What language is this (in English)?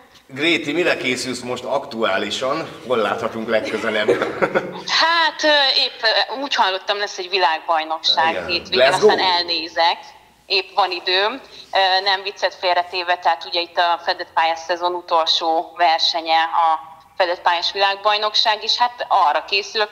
Hungarian